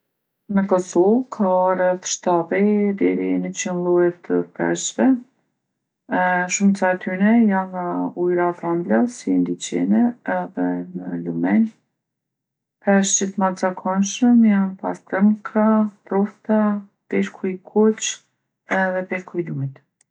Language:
Gheg Albanian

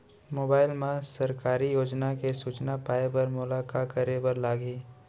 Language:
Chhattisgarhi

